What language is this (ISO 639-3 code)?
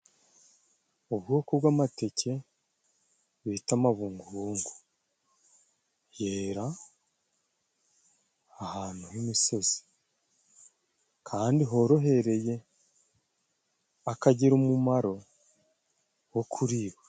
kin